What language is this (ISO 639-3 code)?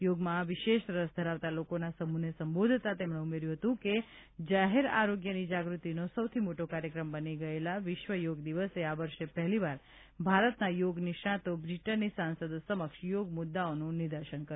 guj